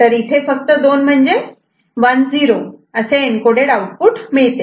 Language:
Marathi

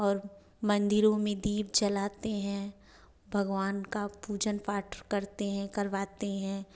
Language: Hindi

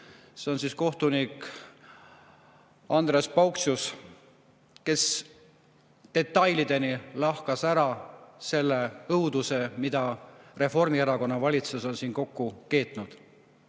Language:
Estonian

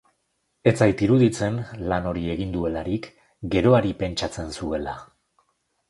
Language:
Basque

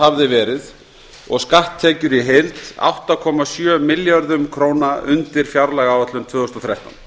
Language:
Icelandic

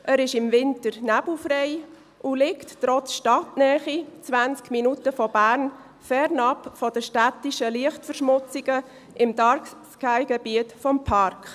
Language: Swiss German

